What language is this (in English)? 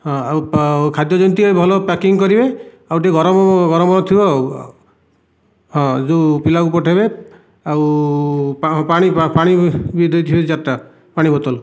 Odia